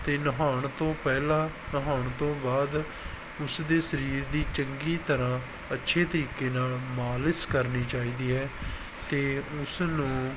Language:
Punjabi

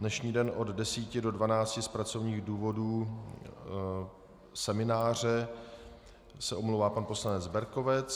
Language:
Czech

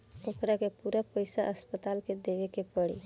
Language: Bhojpuri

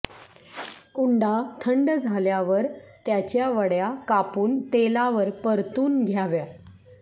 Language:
Marathi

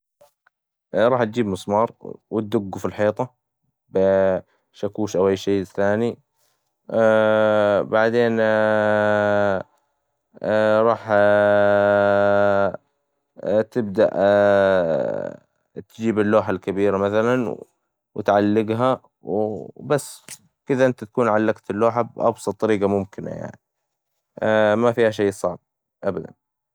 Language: Hijazi Arabic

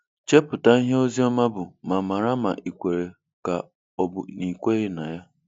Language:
Igbo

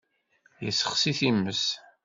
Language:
Kabyle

